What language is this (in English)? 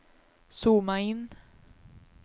Swedish